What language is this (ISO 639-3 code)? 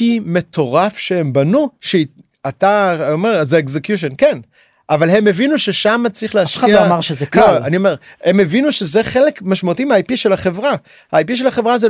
heb